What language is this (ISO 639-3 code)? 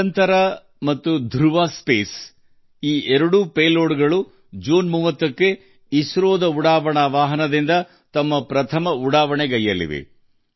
kan